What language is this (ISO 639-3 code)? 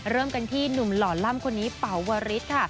tha